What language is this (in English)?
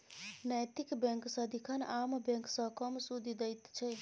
Maithili